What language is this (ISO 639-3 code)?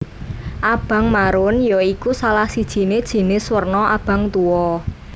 jav